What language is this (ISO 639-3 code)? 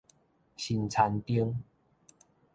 nan